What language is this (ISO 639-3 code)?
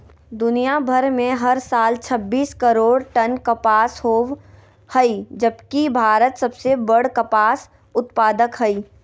mag